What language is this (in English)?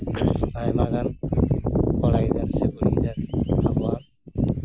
Santali